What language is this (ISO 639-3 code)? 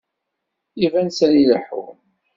kab